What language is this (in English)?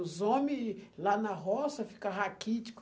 Portuguese